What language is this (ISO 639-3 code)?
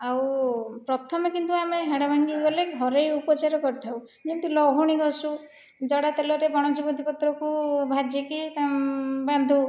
ori